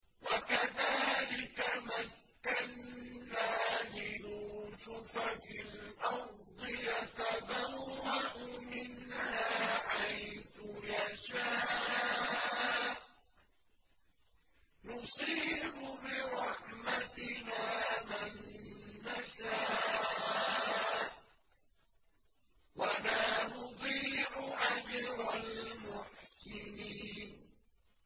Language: Arabic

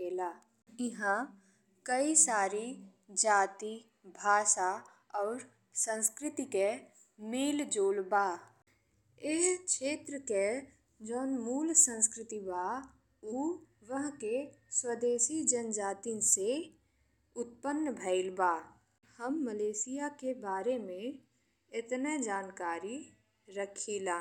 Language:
Bhojpuri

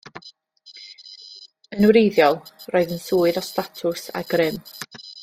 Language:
Welsh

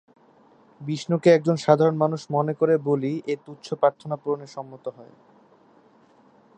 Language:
Bangla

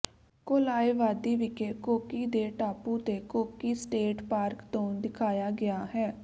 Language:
Punjabi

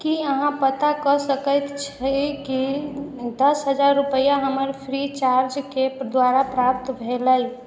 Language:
Maithili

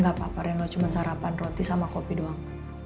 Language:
Indonesian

